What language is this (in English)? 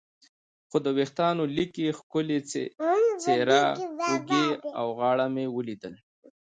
Pashto